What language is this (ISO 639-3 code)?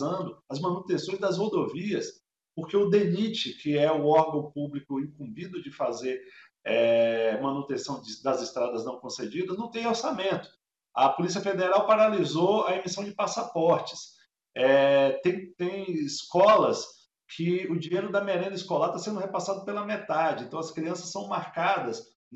por